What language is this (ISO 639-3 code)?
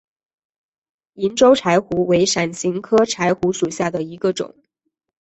zho